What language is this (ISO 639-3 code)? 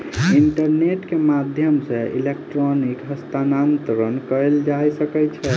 mai